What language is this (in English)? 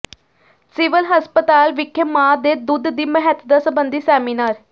Punjabi